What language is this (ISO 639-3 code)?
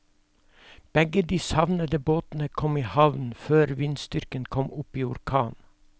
nor